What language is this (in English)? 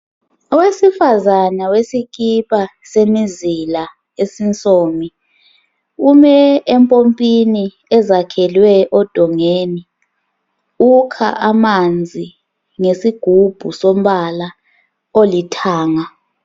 North Ndebele